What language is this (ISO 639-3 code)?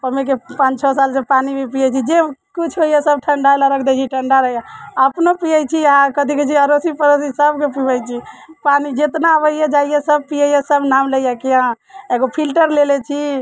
mai